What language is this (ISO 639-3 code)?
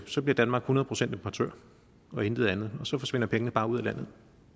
dan